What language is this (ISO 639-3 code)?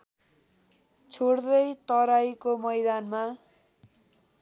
nep